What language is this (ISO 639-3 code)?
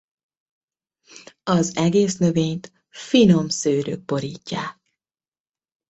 hun